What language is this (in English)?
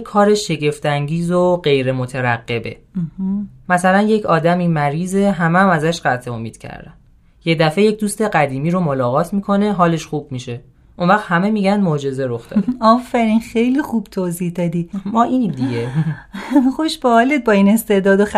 Persian